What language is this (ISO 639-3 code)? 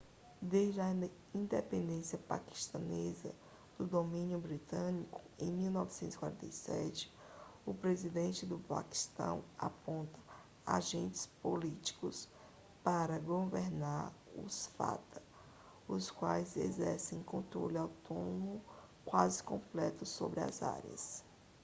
por